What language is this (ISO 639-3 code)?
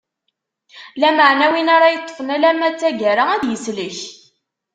kab